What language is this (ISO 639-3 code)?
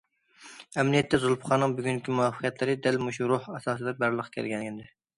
uig